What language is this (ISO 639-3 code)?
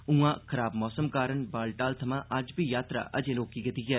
doi